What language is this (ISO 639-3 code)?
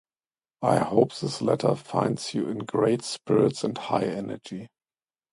eng